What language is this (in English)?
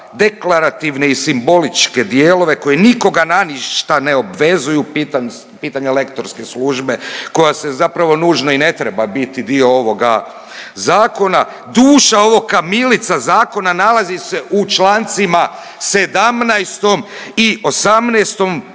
Croatian